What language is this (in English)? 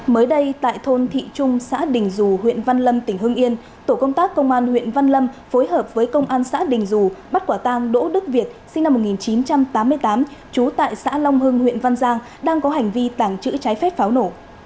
Vietnamese